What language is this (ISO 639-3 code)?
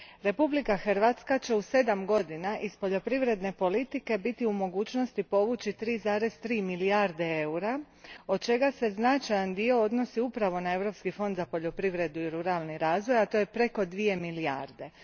hrv